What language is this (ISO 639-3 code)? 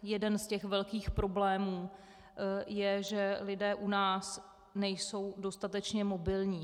ces